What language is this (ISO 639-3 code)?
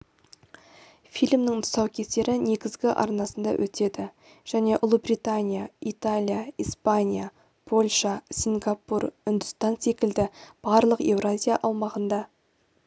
kaz